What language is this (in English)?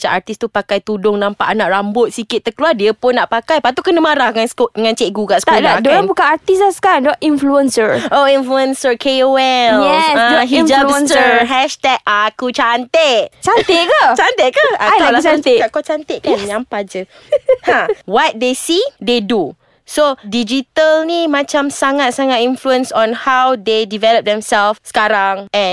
Malay